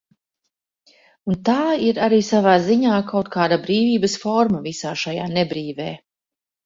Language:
Latvian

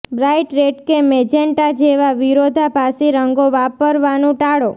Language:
Gujarati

